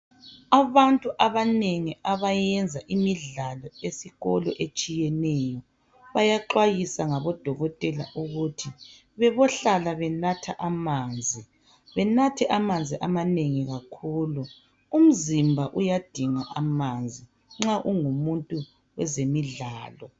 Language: North Ndebele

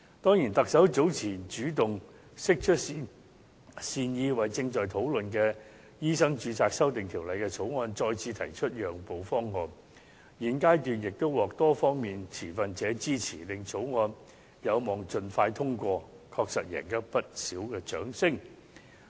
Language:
Cantonese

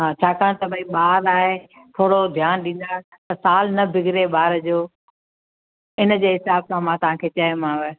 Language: Sindhi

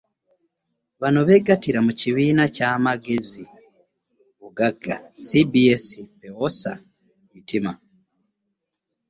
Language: Ganda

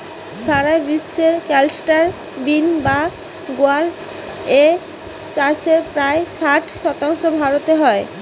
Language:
Bangla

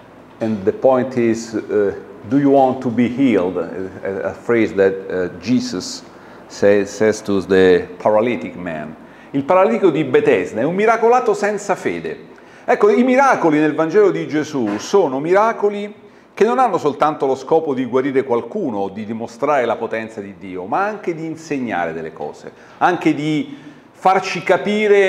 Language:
Italian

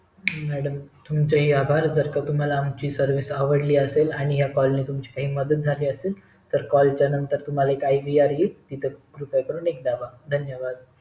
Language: Marathi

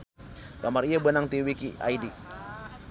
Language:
Sundanese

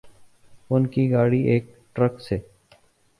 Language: Urdu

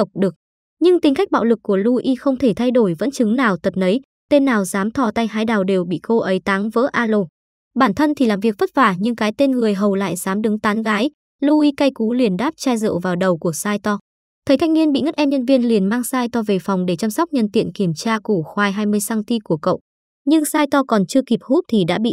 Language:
Vietnamese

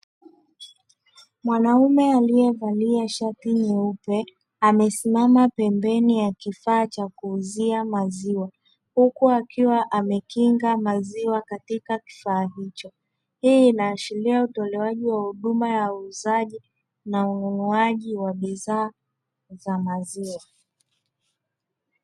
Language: Swahili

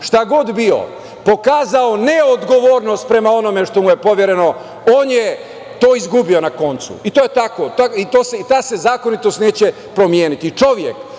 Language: Serbian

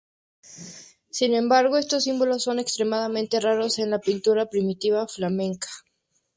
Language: Spanish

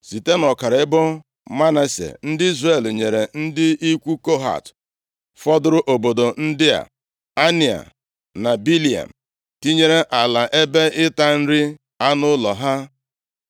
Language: Igbo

